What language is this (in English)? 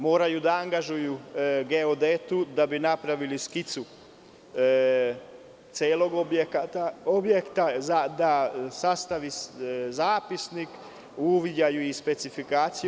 Serbian